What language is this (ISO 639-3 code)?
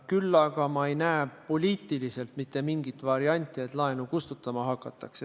est